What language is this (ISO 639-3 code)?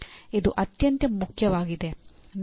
kan